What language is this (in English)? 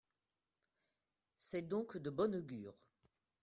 French